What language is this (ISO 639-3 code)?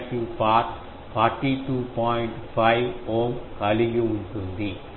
tel